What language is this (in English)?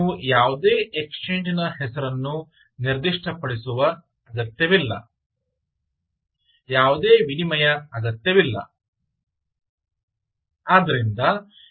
Kannada